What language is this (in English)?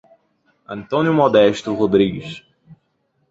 Portuguese